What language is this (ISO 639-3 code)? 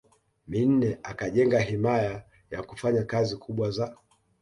swa